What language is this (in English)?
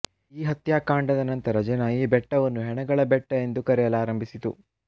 Kannada